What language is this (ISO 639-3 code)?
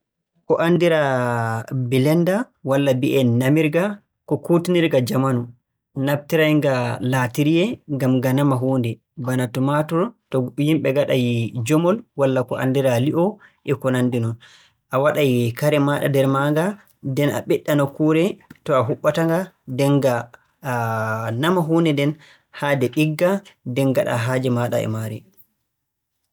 fue